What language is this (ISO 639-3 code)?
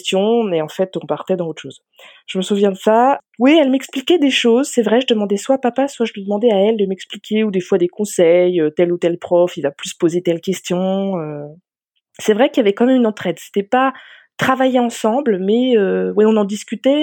fra